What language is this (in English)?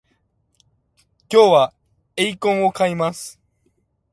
Japanese